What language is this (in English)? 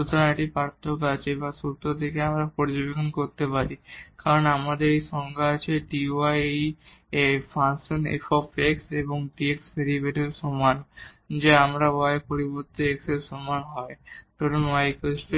Bangla